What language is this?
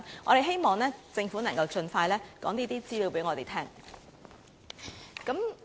Cantonese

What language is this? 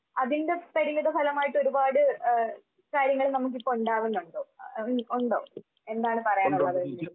Malayalam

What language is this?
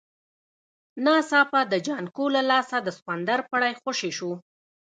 Pashto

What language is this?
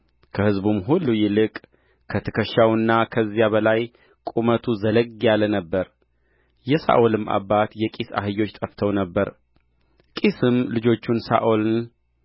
Amharic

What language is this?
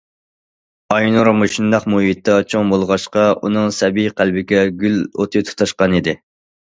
Uyghur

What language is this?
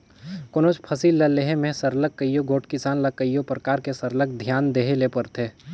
Chhattisgarhi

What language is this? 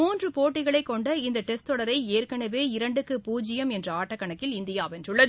Tamil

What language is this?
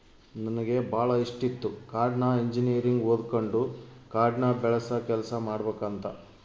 Kannada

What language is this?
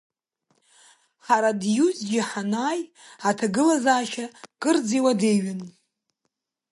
Abkhazian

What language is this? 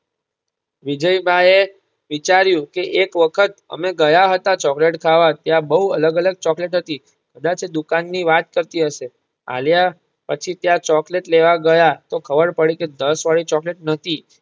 Gujarati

